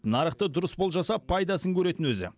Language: Kazakh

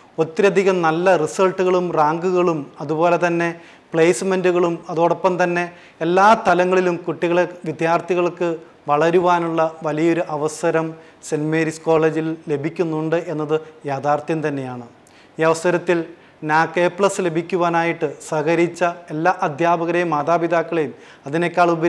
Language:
Romanian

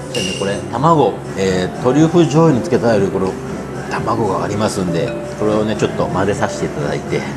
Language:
Japanese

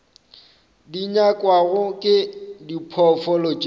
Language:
Northern Sotho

